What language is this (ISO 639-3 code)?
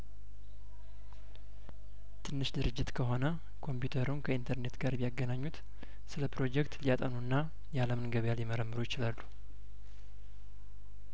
amh